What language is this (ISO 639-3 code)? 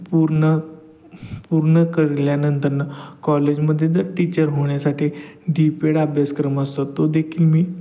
mar